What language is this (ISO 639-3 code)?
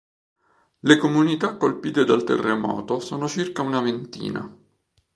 ita